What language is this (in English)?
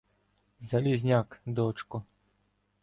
Ukrainian